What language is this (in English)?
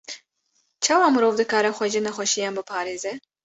Kurdish